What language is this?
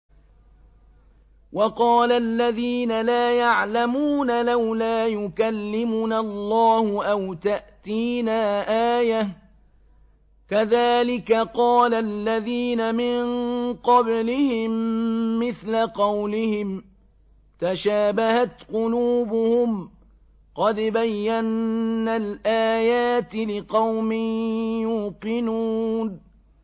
Arabic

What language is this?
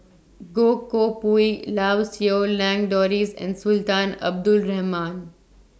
English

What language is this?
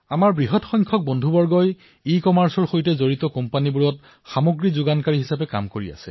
Assamese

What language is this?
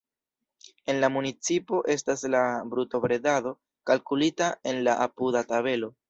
Esperanto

